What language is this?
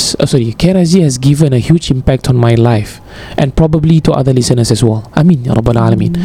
Malay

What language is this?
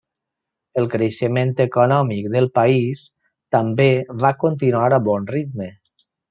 Catalan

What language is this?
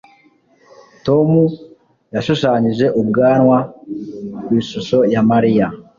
Kinyarwanda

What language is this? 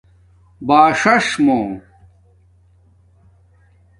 Domaaki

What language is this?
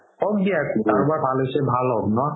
Assamese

